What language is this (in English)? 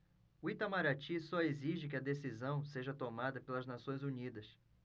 Portuguese